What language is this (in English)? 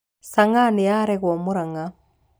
Kikuyu